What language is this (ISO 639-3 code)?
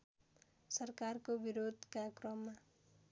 nep